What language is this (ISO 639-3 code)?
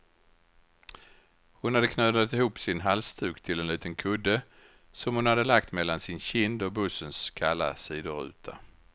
swe